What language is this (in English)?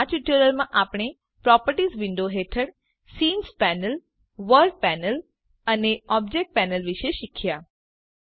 Gujarati